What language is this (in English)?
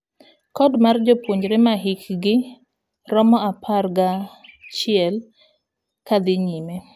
Luo (Kenya and Tanzania)